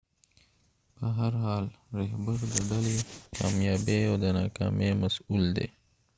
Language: Pashto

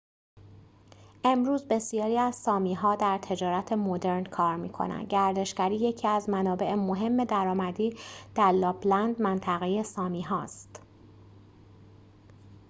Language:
Persian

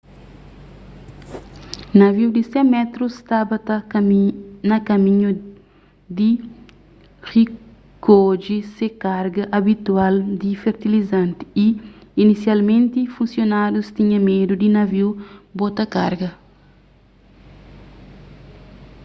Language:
Kabuverdianu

